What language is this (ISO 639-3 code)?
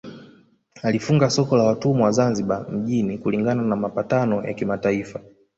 swa